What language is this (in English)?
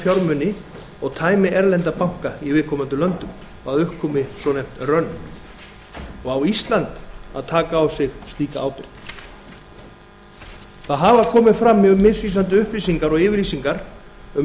Icelandic